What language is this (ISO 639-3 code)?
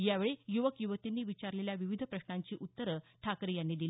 mar